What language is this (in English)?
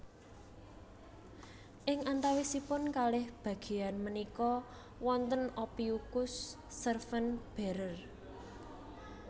Javanese